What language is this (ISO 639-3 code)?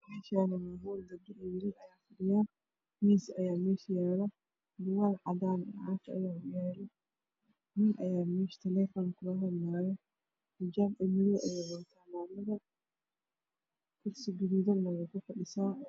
som